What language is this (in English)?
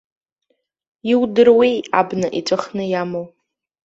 Abkhazian